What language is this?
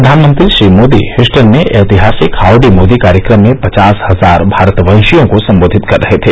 Hindi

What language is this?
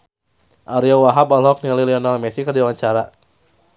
Sundanese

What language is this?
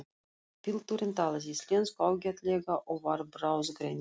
Icelandic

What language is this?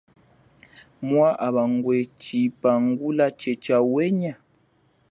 Chokwe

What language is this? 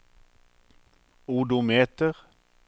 Norwegian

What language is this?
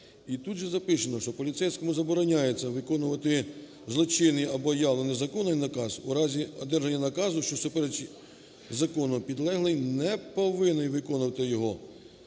Ukrainian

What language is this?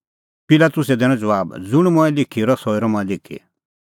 Kullu Pahari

